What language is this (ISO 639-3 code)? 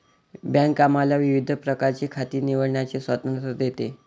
mar